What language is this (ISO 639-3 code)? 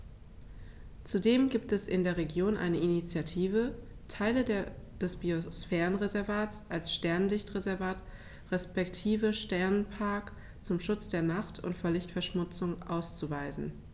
deu